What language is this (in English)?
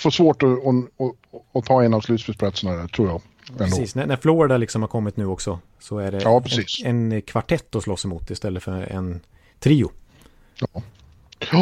Swedish